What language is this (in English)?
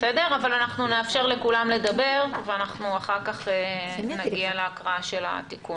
Hebrew